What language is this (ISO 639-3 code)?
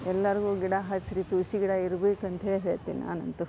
kan